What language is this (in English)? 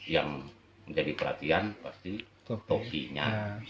Indonesian